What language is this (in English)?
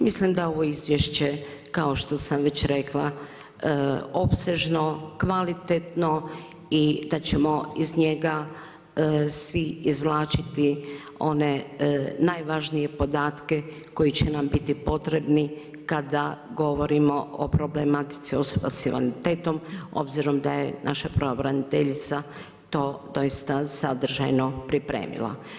Croatian